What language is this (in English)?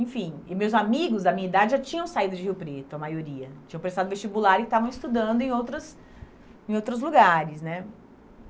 Portuguese